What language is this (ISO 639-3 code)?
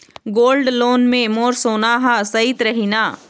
hne